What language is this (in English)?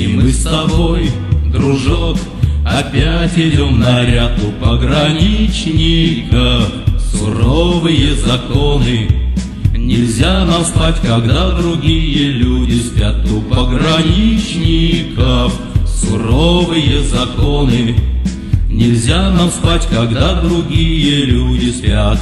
Russian